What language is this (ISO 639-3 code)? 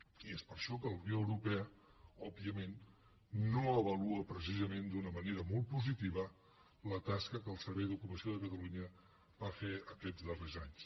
cat